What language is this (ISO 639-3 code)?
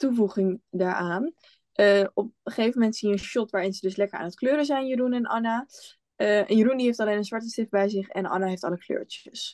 nld